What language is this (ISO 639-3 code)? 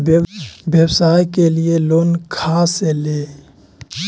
mag